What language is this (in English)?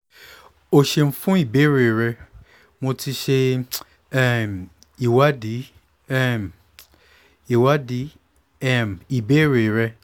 Yoruba